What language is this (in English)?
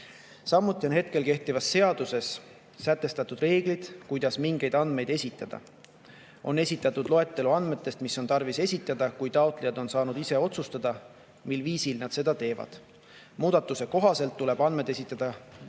Estonian